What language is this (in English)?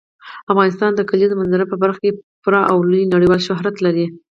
Pashto